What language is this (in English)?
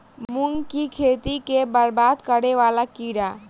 Maithili